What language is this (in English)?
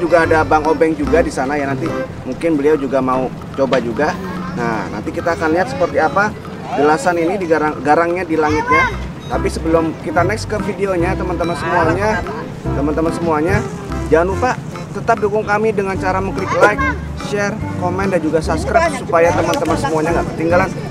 Indonesian